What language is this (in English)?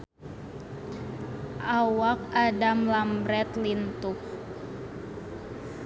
Sundanese